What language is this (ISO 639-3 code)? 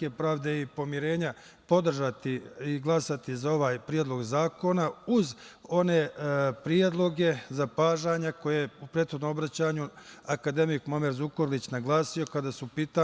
srp